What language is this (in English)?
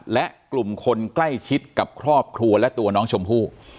Thai